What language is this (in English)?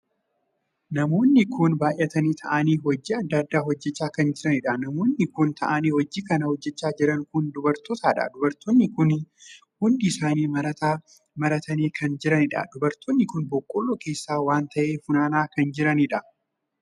Oromo